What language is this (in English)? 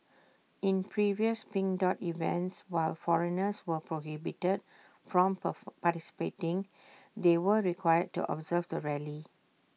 English